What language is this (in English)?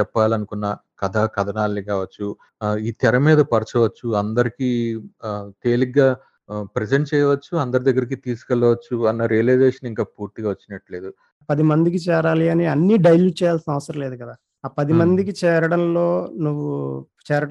Telugu